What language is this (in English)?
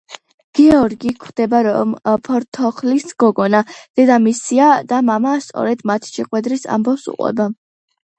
Georgian